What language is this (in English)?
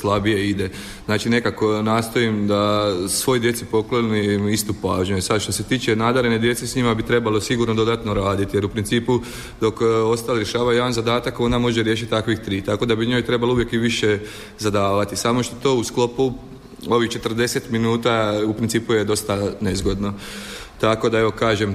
Croatian